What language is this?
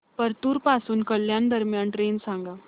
Marathi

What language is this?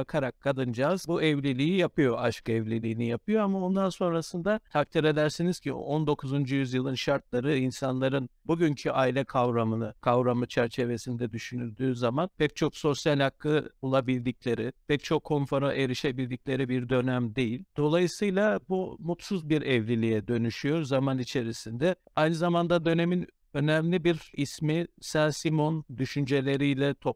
Turkish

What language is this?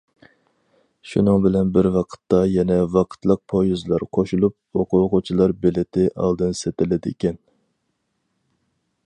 Uyghur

